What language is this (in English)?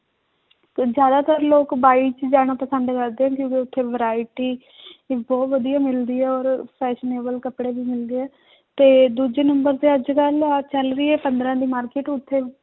Punjabi